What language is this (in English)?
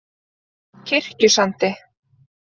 Icelandic